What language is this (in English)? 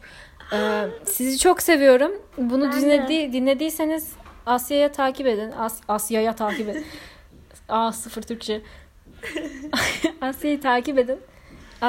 Turkish